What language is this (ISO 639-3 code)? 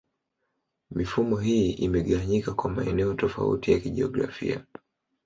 swa